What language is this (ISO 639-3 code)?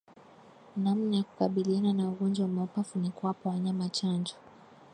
swa